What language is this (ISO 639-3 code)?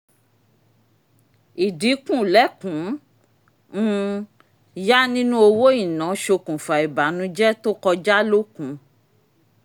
yor